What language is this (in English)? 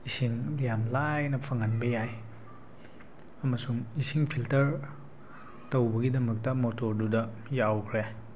Manipuri